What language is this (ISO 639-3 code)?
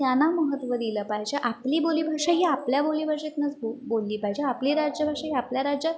mar